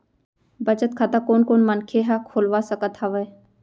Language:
Chhattisgarhi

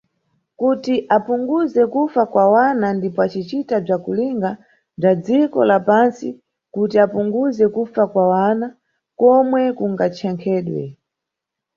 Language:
Nyungwe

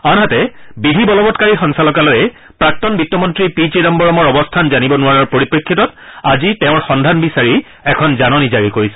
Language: Assamese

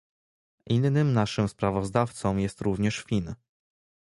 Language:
Polish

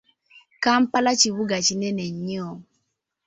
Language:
Ganda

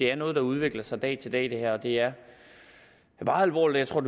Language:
Danish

